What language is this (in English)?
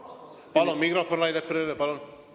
Estonian